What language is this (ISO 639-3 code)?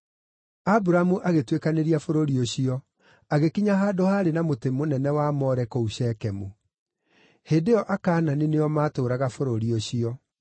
kik